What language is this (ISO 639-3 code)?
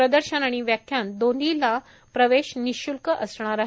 mar